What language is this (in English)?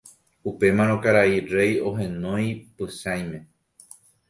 Guarani